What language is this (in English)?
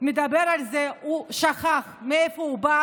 Hebrew